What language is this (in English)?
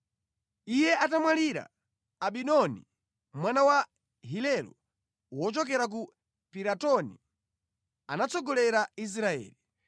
Nyanja